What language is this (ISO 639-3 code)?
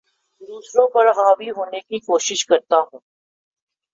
urd